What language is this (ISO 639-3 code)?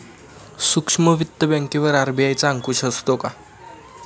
mar